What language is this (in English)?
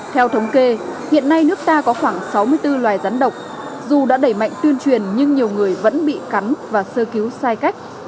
Vietnamese